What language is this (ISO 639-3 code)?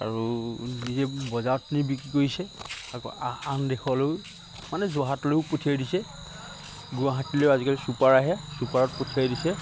asm